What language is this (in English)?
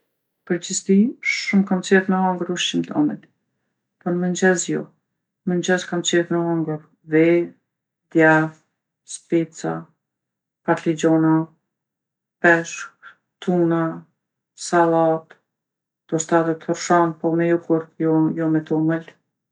Gheg Albanian